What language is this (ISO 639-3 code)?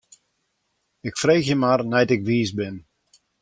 fry